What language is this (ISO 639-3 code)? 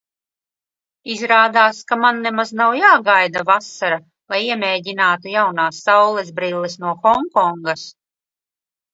lav